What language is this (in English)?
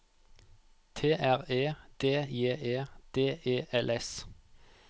Norwegian